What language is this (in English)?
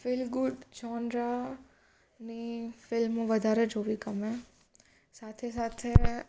Gujarati